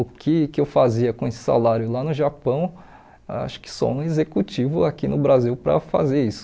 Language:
Portuguese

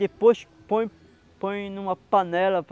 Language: Portuguese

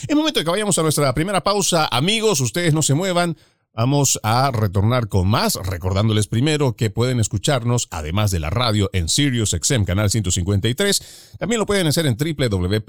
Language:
Spanish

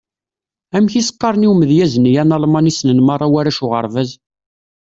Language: Kabyle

